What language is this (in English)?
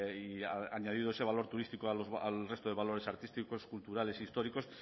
Spanish